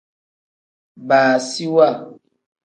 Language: Tem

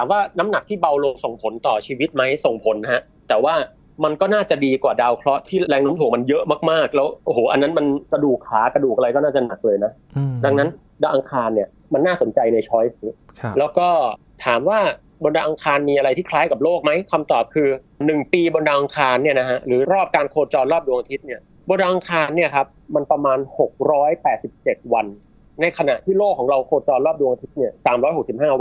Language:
Thai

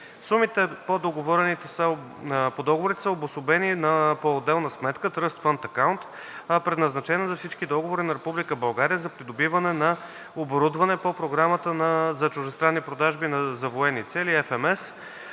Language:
Bulgarian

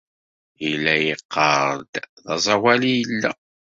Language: Kabyle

